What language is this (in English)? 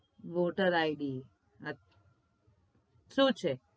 Gujarati